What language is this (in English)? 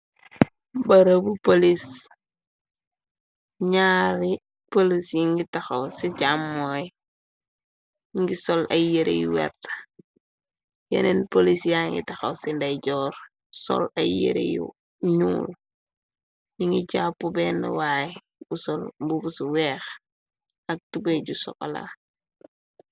Wolof